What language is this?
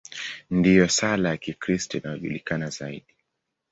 Swahili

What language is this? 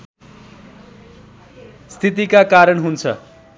Nepali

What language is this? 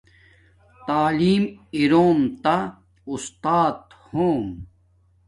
Domaaki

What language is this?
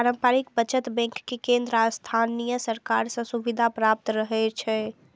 Maithili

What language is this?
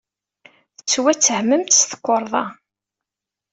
Kabyle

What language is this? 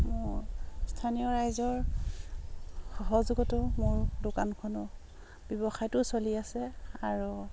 Assamese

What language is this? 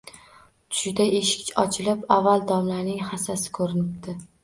Uzbek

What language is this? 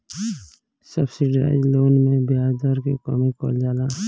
Bhojpuri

